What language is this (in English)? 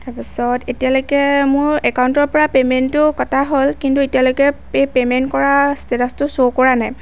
Assamese